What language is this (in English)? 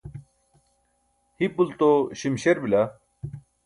Burushaski